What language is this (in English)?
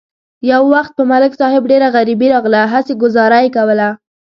Pashto